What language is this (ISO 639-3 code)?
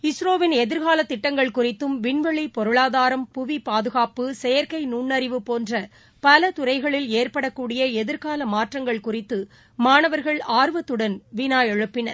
tam